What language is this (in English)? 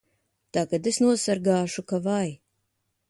Latvian